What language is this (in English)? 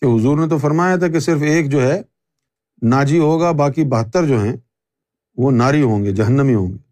Urdu